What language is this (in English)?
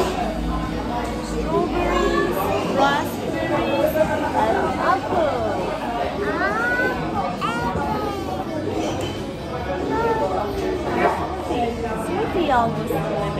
Turkish